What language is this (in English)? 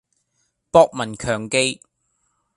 Cantonese